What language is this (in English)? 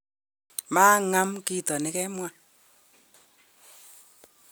Kalenjin